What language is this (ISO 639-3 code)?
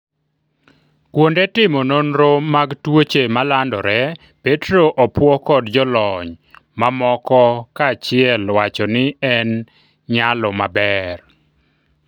luo